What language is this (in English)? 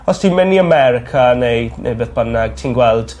Welsh